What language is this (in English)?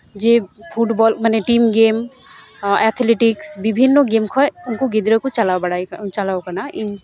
Santali